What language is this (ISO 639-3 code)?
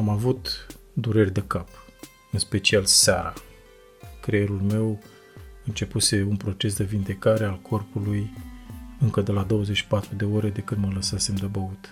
ron